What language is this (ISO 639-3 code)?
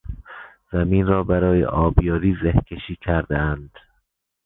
fas